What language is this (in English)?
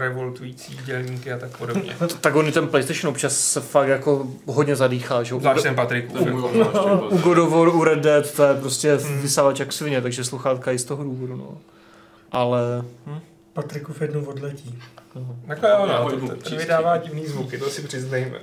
Czech